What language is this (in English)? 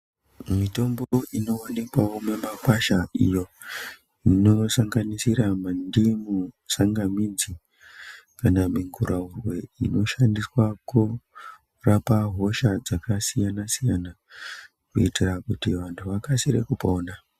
Ndau